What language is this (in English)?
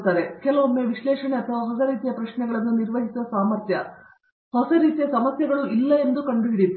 Kannada